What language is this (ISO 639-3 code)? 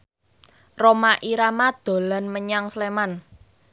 jav